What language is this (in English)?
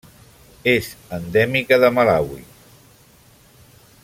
Catalan